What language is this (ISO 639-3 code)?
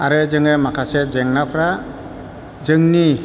brx